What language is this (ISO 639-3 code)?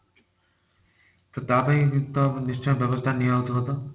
ori